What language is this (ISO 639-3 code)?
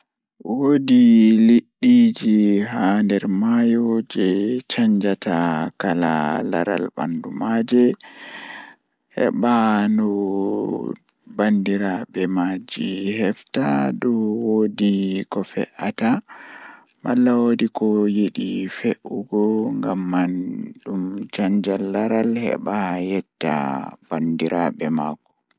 ful